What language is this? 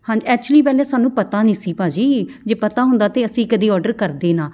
Punjabi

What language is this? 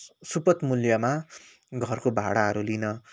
Nepali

